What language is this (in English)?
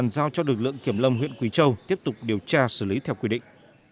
Vietnamese